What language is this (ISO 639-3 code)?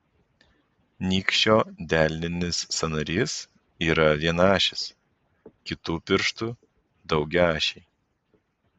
lit